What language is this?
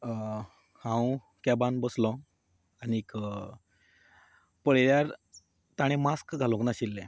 Konkani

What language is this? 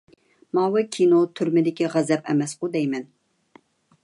Uyghur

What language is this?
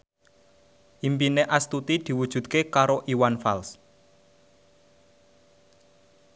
Javanese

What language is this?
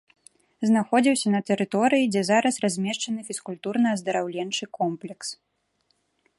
Belarusian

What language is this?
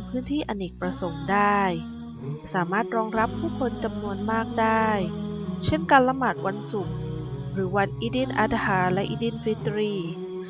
Thai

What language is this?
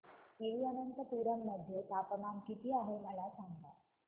Marathi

